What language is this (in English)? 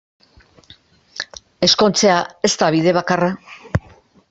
Basque